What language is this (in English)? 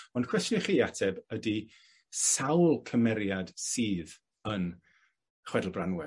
Welsh